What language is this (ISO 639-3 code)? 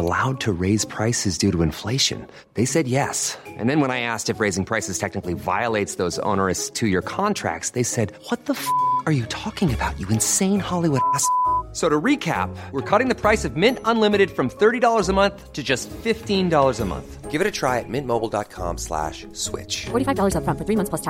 fil